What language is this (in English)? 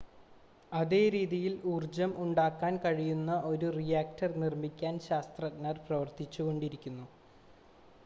Malayalam